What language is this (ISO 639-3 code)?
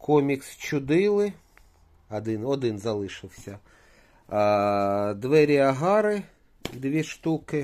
ukr